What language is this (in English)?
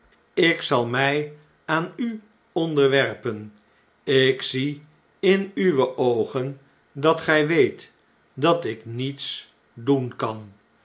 Dutch